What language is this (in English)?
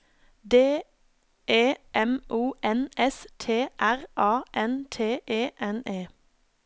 Norwegian